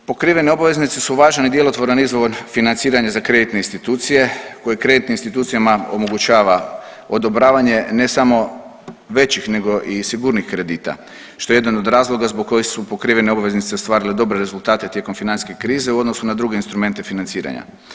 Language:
Croatian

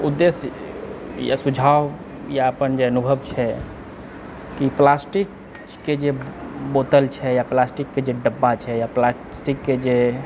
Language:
Maithili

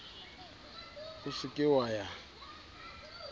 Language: Southern Sotho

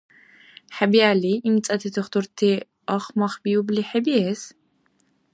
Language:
Dargwa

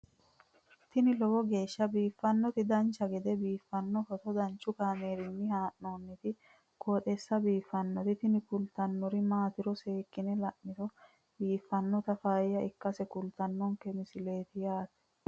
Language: Sidamo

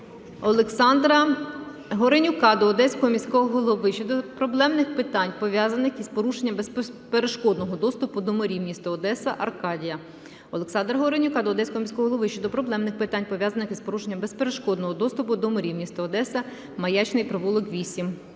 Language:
Ukrainian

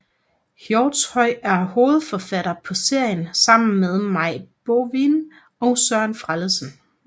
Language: Danish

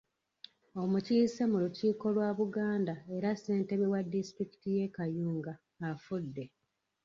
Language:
Ganda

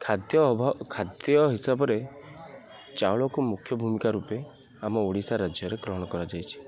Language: Odia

